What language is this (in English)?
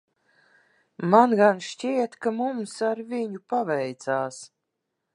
Latvian